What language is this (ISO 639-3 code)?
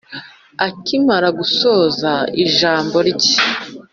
kin